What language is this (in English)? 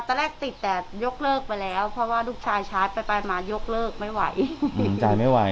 Thai